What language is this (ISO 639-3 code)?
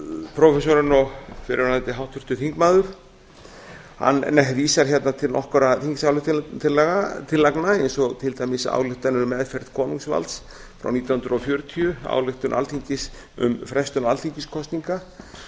isl